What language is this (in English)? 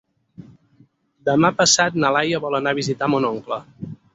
Catalan